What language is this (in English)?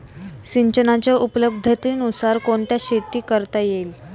Marathi